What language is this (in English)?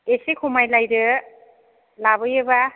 Bodo